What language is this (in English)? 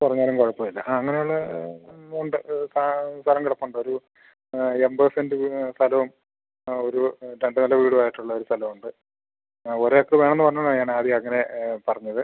Malayalam